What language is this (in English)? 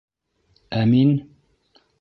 Bashkir